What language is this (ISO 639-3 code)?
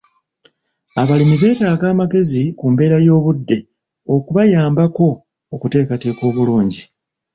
lug